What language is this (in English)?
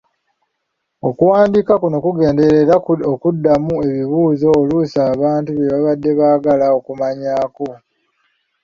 Ganda